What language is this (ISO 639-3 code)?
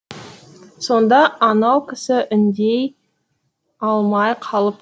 kaz